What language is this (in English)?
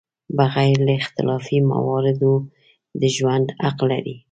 Pashto